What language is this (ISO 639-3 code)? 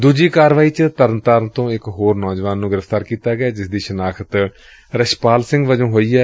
pan